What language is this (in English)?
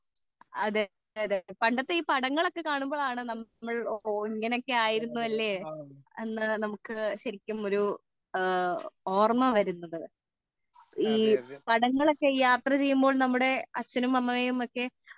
Malayalam